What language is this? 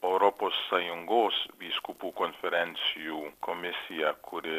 Lithuanian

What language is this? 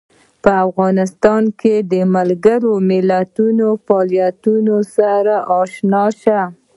Pashto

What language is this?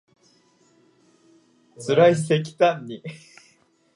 Japanese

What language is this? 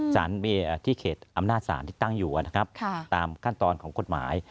Thai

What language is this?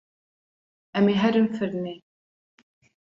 Kurdish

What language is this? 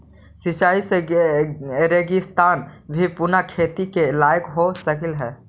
Magahi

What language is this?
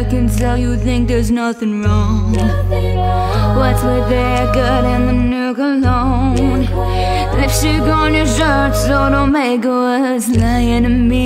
English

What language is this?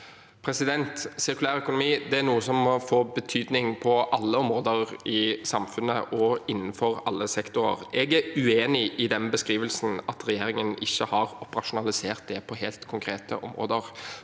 Norwegian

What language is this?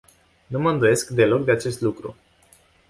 Romanian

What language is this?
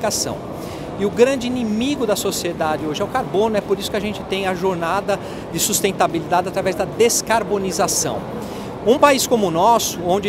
Portuguese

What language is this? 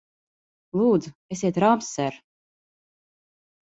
Latvian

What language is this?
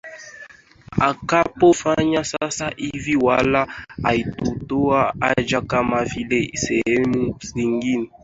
Swahili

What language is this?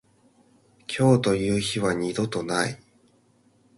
Japanese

